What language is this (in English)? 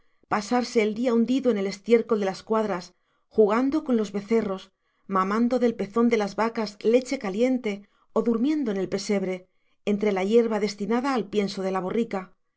Spanish